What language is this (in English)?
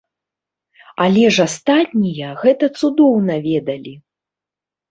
Belarusian